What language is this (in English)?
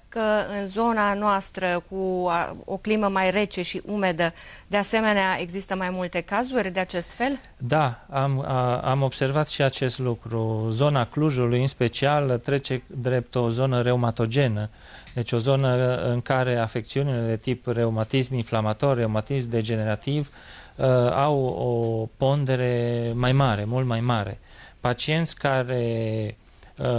Romanian